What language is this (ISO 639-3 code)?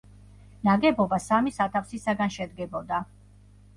kat